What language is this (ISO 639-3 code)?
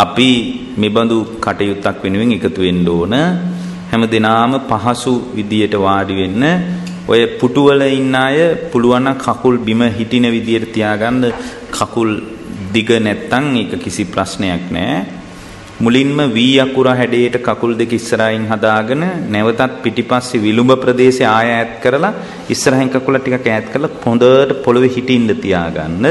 ron